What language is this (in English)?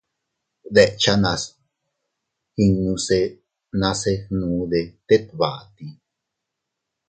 Teutila Cuicatec